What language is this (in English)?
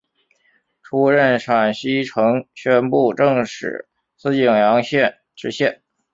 Chinese